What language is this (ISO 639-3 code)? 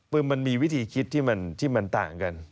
tha